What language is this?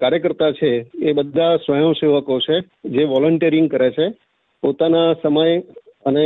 Gujarati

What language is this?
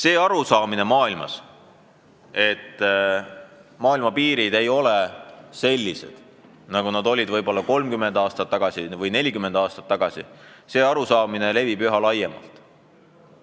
Estonian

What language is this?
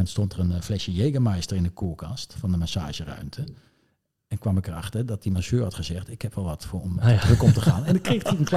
Dutch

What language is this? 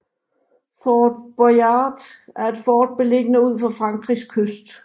Danish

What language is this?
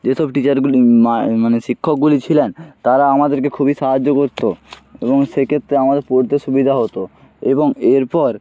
Bangla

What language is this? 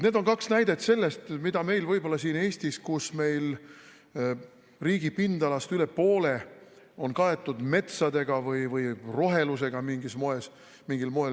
Estonian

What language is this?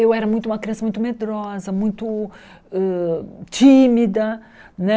Portuguese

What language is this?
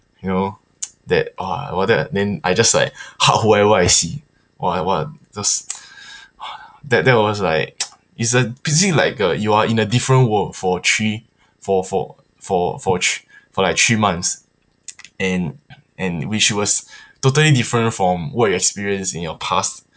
English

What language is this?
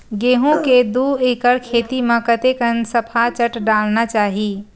Chhattisgarhi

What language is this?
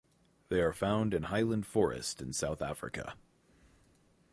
English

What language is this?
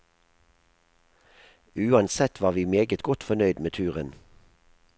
Norwegian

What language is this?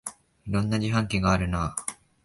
Japanese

